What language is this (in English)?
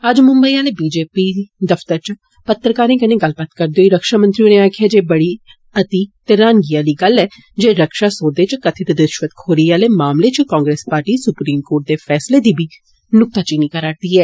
Dogri